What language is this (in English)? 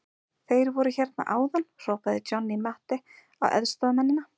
Icelandic